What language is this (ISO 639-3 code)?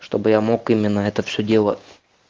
rus